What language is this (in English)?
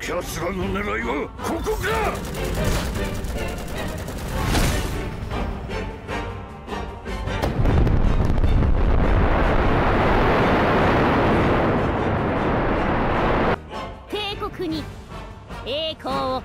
Japanese